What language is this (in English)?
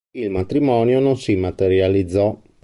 Italian